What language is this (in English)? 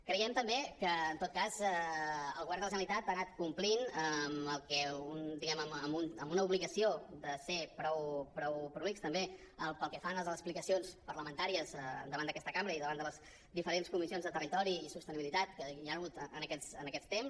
Catalan